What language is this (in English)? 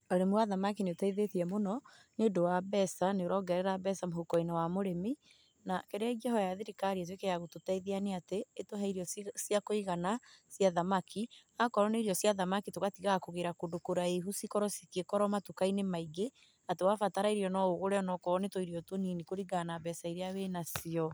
Kikuyu